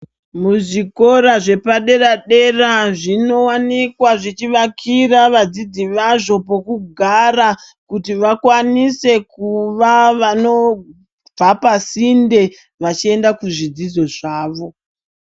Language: Ndau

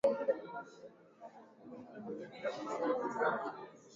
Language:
Swahili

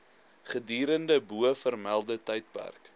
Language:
Afrikaans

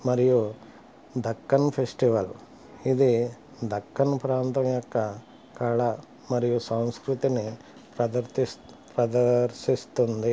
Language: Telugu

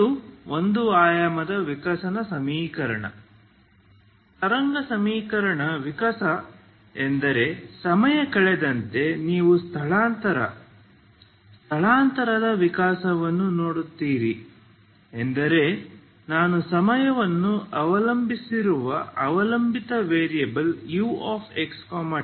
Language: Kannada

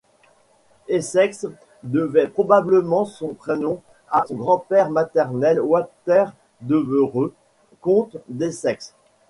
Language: French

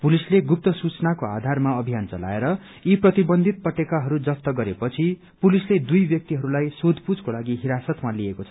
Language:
Nepali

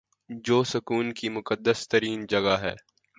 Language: Urdu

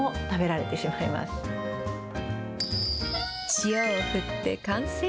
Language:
Japanese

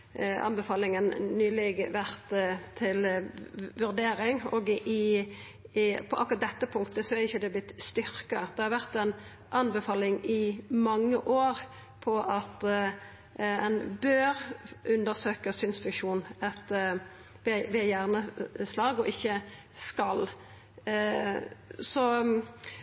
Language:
Norwegian Nynorsk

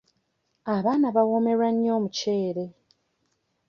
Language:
Ganda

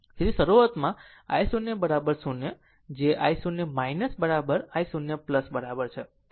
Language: Gujarati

